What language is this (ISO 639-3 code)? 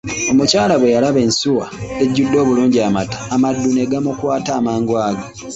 lug